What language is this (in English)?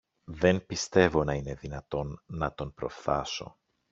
Greek